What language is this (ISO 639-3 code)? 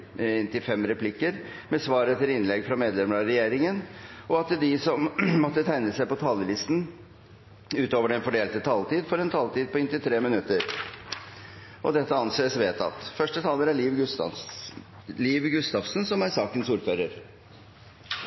nor